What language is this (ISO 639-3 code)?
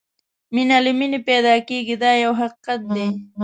pus